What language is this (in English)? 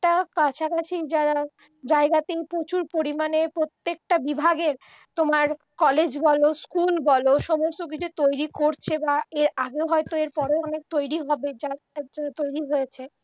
Bangla